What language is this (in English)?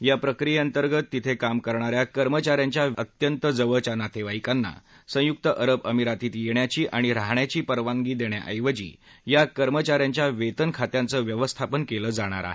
Marathi